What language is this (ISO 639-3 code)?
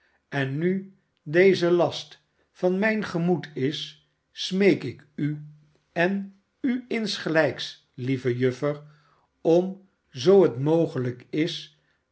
nld